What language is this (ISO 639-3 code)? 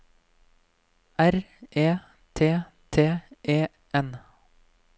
nor